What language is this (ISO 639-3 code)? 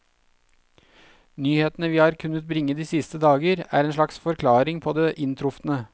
nor